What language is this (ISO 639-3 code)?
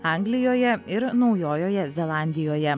lit